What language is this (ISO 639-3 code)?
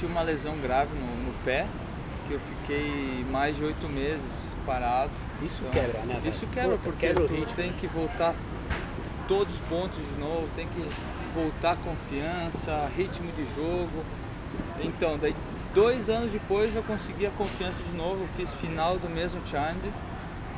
por